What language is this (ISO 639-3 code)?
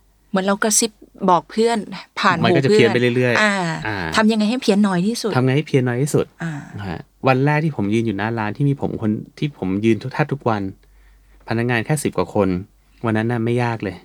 tha